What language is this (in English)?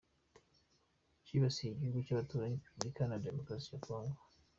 Kinyarwanda